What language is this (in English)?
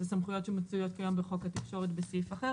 Hebrew